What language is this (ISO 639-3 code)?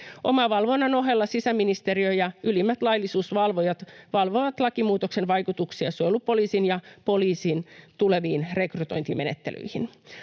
fin